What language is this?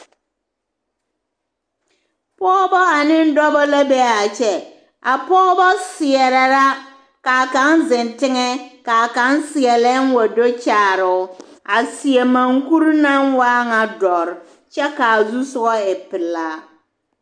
Southern Dagaare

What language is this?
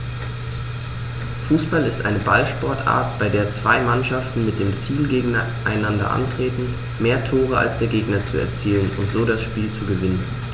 German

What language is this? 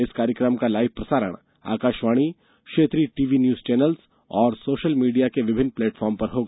Hindi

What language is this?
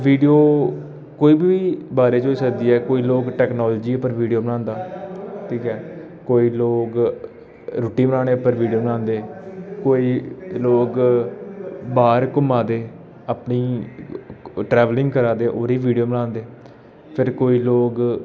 Dogri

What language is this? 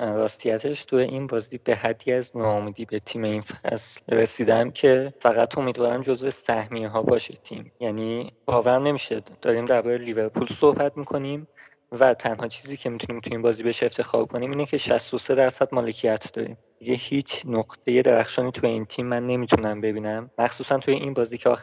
Persian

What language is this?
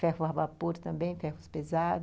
Portuguese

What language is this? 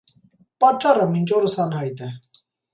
Armenian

